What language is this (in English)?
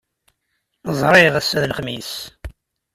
Kabyle